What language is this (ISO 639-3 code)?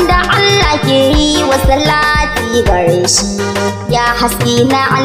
ara